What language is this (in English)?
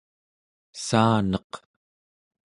Central Yupik